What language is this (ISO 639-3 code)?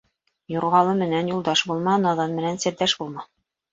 bak